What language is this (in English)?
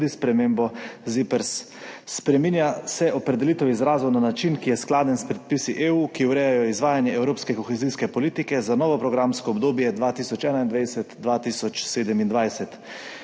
Slovenian